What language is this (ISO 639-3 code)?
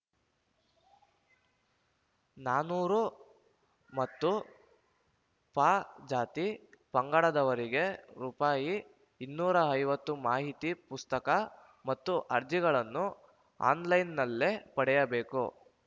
kan